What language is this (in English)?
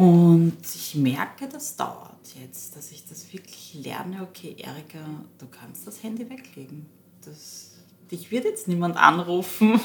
German